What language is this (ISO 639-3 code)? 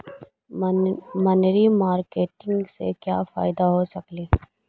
mag